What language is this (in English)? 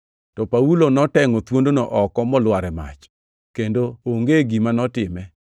Luo (Kenya and Tanzania)